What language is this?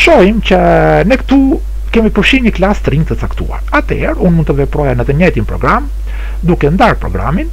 Romanian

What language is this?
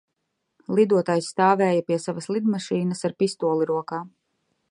Latvian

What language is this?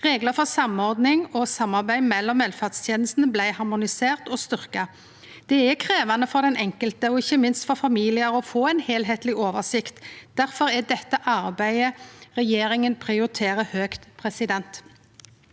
Norwegian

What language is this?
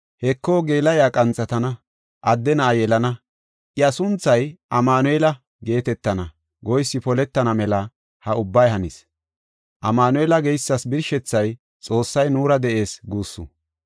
Gofa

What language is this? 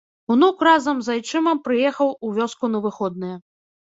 Belarusian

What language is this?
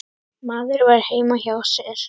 Icelandic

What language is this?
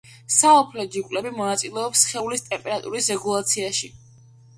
Georgian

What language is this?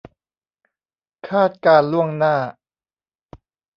Thai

